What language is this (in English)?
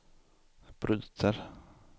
Swedish